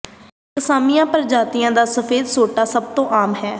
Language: Punjabi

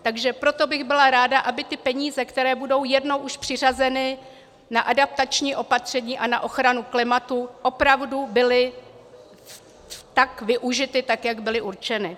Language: Czech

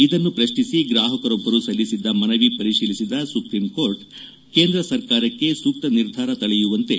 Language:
Kannada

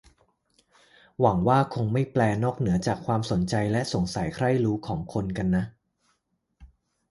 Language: Thai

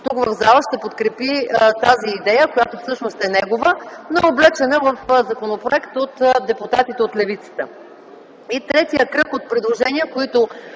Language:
Bulgarian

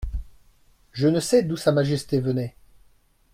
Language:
French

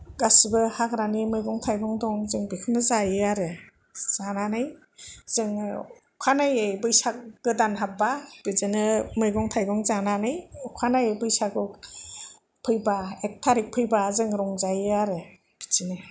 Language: Bodo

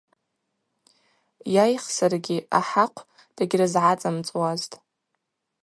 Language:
Abaza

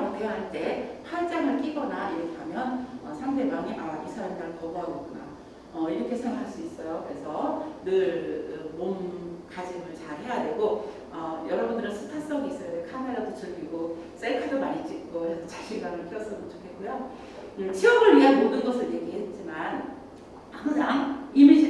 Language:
Korean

